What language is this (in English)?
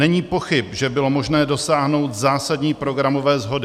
Czech